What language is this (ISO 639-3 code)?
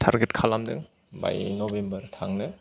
brx